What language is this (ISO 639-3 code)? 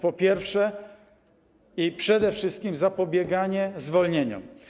pol